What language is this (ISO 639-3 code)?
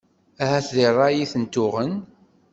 kab